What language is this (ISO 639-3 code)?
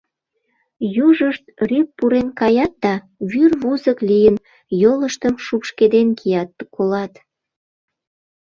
chm